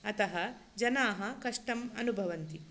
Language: Sanskrit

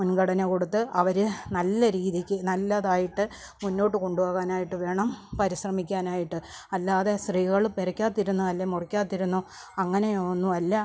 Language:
Malayalam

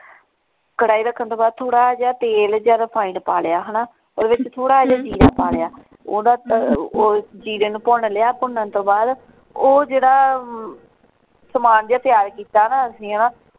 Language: Punjabi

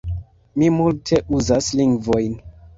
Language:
Esperanto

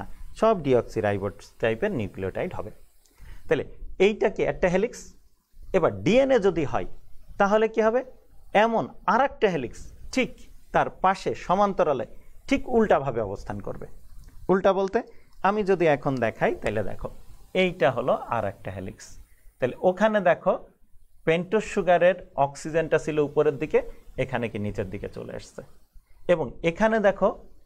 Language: Hindi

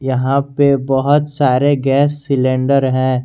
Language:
Hindi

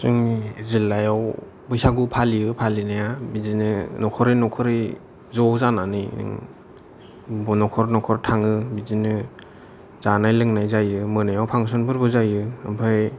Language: Bodo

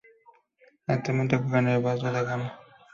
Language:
Spanish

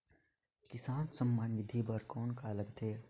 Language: Chhattisgarhi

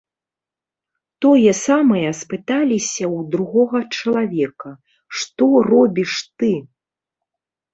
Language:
Belarusian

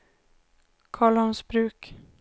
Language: Swedish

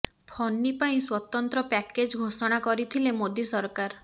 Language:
Odia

